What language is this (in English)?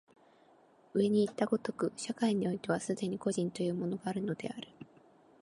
Japanese